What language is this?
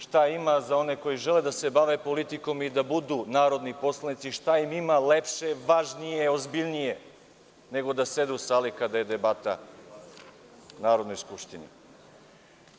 Serbian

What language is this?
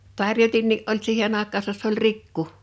Finnish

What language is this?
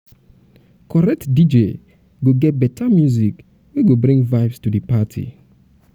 Nigerian Pidgin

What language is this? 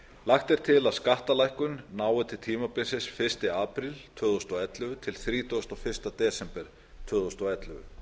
Icelandic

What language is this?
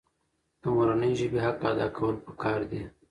Pashto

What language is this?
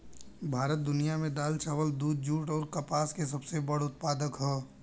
Bhojpuri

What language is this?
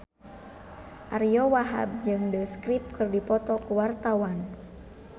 Sundanese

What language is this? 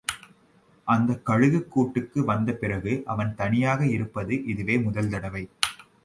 Tamil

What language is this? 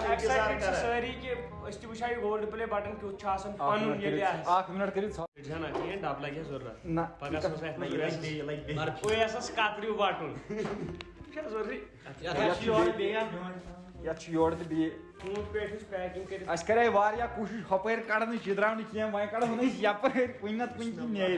Kashmiri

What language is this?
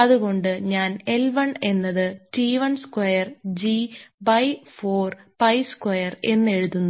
Malayalam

